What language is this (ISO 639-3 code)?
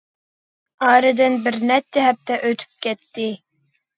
uig